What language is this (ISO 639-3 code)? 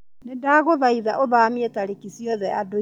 kik